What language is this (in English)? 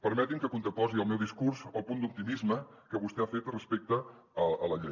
Catalan